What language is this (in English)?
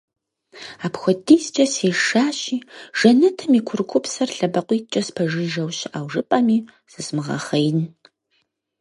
Kabardian